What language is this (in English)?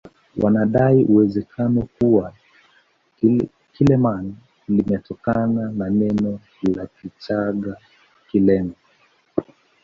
Swahili